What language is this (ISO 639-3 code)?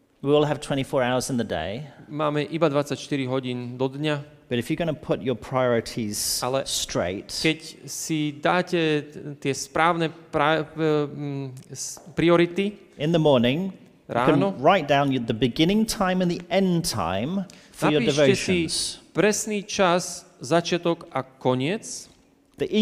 slk